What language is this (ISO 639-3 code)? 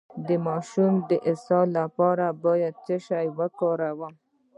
pus